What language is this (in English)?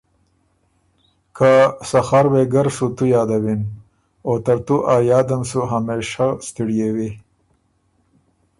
Ormuri